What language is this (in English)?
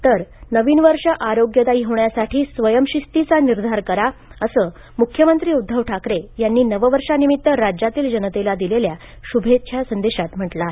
Marathi